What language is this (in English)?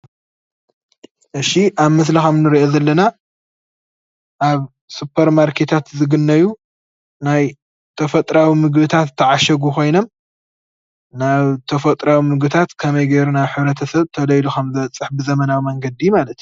Tigrinya